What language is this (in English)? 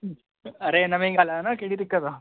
Sindhi